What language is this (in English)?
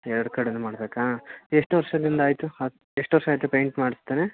Kannada